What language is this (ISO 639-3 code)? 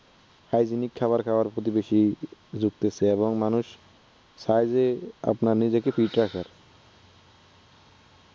ben